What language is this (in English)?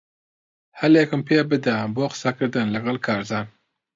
Central Kurdish